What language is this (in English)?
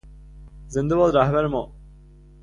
Persian